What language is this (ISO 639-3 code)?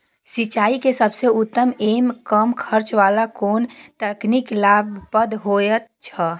mai